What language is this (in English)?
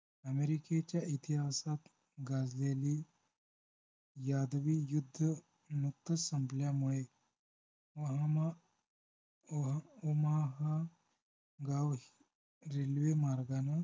Marathi